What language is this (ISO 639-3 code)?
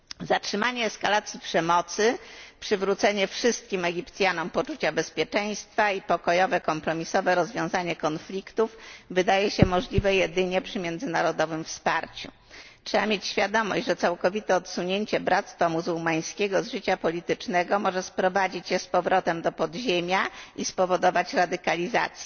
pol